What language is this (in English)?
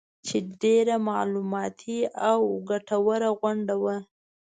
Pashto